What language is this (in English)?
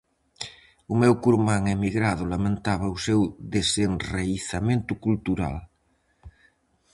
Galician